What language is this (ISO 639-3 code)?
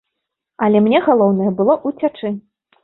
bel